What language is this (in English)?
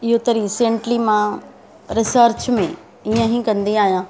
Sindhi